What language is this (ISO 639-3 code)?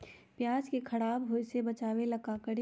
mag